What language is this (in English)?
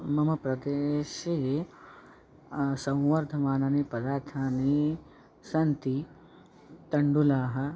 Sanskrit